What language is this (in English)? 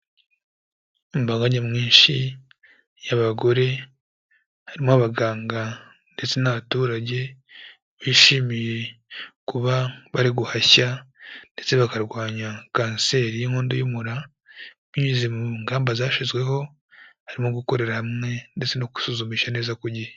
Kinyarwanda